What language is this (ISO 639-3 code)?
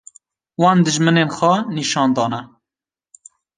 kur